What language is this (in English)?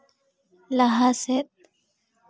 Santali